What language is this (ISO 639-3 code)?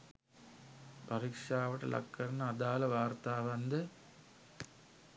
sin